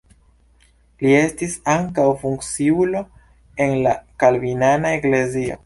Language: Esperanto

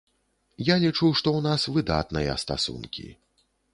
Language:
Belarusian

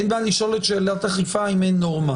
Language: Hebrew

